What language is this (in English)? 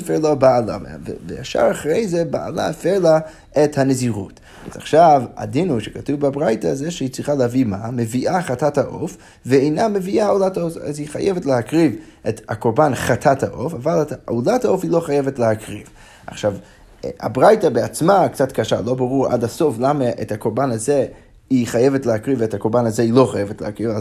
Hebrew